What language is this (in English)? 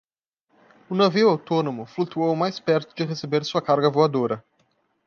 Portuguese